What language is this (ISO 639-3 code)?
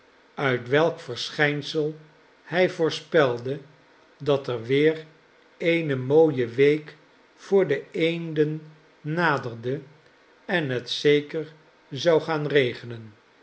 nld